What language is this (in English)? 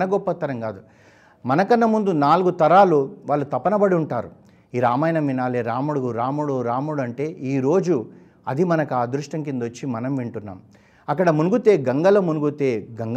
Telugu